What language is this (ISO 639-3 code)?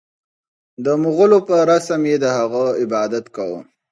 pus